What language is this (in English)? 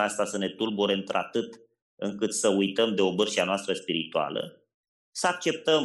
Romanian